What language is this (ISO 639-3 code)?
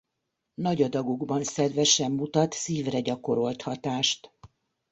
hun